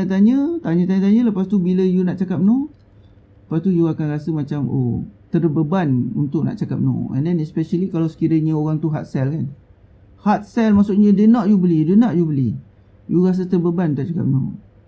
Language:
Malay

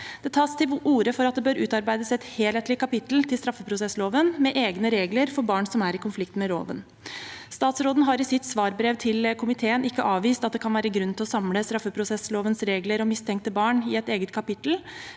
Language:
Norwegian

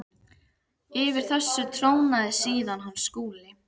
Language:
Icelandic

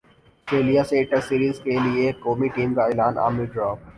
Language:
Urdu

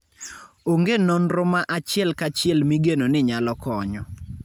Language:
Luo (Kenya and Tanzania)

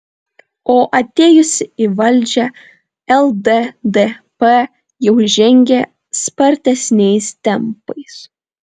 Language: Lithuanian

